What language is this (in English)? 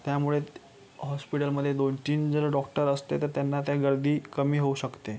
Marathi